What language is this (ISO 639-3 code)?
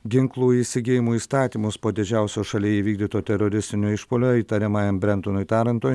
lit